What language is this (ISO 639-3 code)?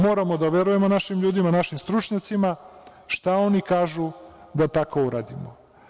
srp